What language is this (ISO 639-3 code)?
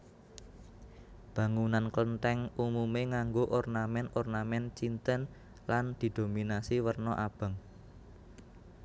jav